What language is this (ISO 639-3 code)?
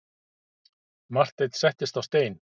isl